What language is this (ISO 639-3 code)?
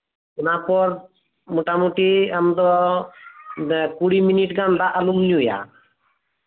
sat